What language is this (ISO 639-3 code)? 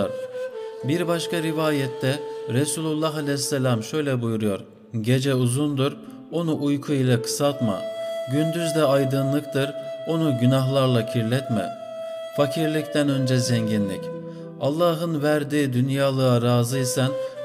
tur